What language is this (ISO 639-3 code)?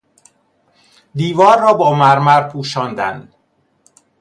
fas